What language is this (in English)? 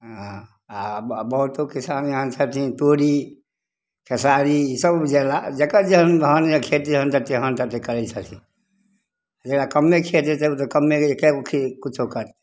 Maithili